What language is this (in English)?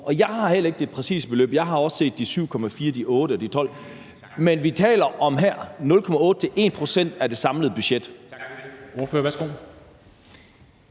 Danish